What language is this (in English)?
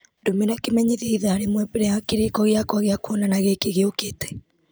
Kikuyu